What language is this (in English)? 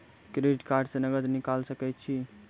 Maithili